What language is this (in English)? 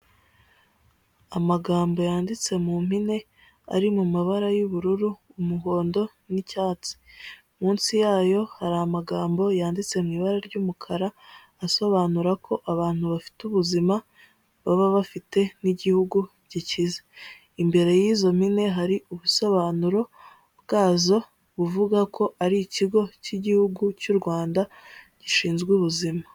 Kinyarwanda